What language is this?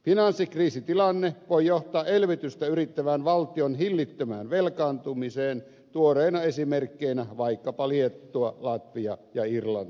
Finnish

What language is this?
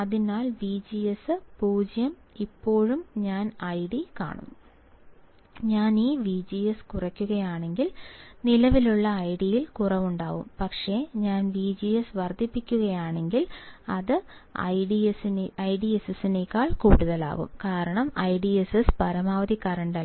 Malayalam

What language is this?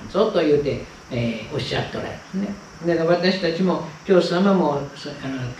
Japanese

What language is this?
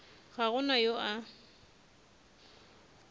Northern Sotho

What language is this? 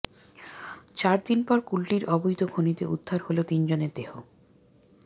Bangla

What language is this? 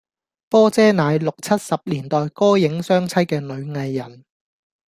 Cantonese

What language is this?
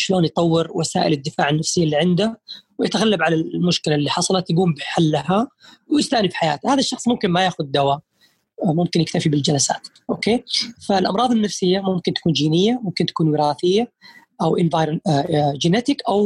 Arabic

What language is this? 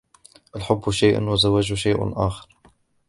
Arabic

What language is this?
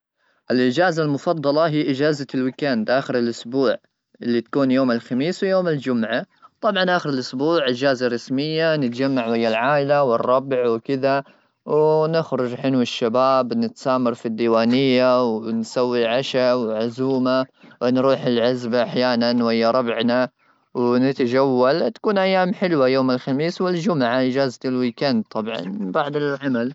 Gulf Arabic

